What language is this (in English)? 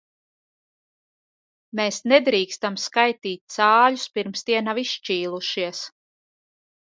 Latvian